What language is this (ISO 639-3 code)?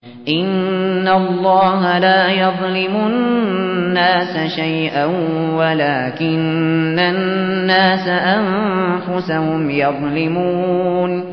ara